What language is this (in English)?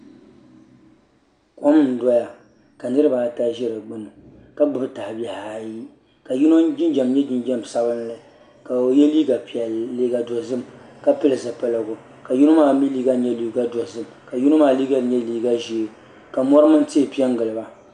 Dagbani